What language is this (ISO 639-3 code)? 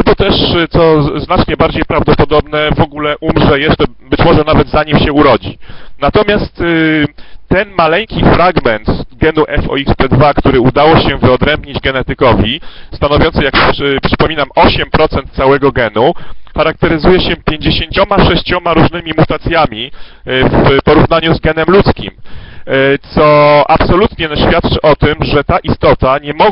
pol